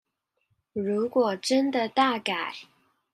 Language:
Chinese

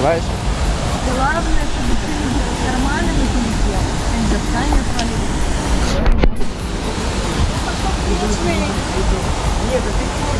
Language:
Russian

